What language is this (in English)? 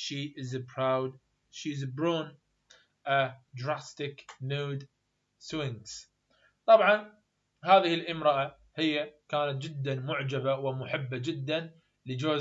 Arabic